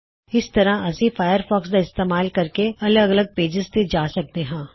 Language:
Punjabi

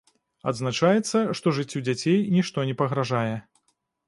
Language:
Belarusian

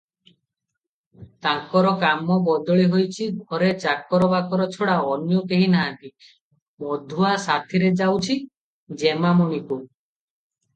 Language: Odia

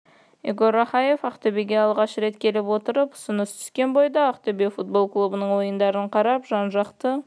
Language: Kazakh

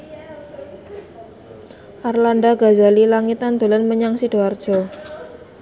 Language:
Javanese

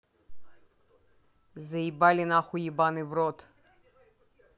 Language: Russian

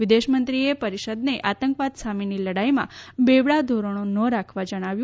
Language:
Gujarati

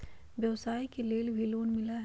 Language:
Magahi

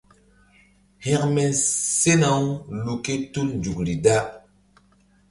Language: Mbum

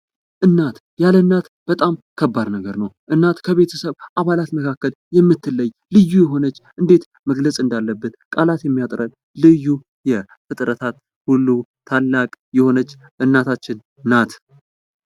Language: Amharic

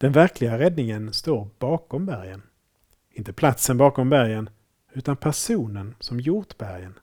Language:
Swedish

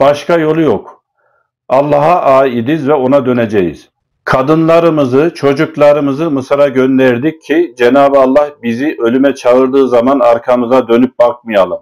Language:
Turkish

